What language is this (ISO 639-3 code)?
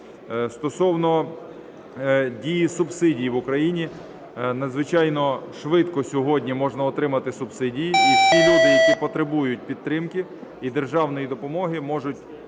ukr